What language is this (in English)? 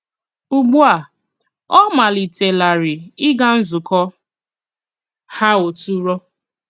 Igbo